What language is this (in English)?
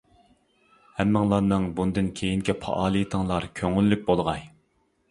Uyghur